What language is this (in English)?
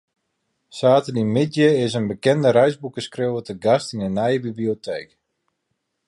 Western Frisian